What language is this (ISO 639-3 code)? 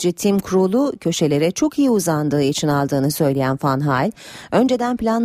tur